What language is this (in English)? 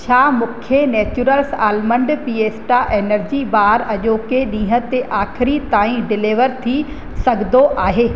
Sindhi